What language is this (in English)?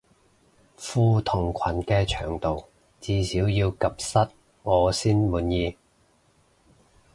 Cantonese